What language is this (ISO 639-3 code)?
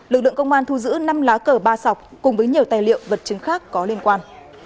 vie